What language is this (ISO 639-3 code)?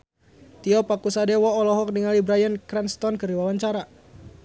sun